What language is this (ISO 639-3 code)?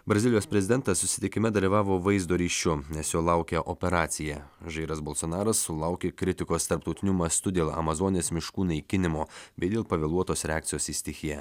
lit